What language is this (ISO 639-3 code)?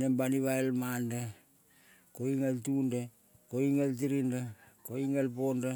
kol